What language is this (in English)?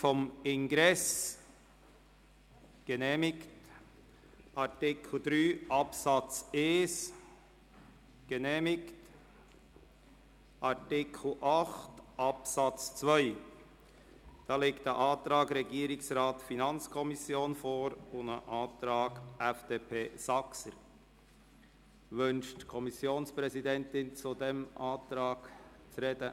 Swiss German